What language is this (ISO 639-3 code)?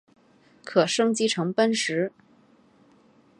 zho